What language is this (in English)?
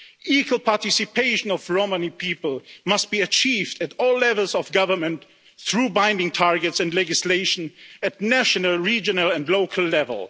English